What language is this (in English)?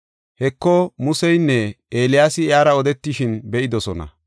Gofa